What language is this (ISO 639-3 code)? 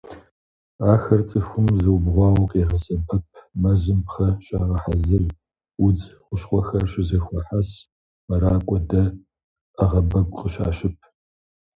kbd